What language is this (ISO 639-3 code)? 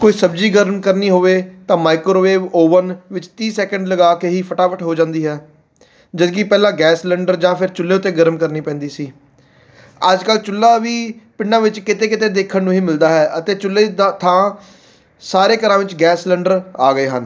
pan